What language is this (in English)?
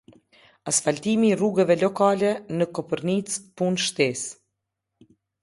Albanian